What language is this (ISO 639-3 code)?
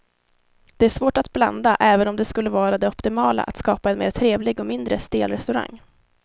swe